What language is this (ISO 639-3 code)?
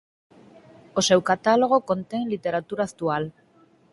glg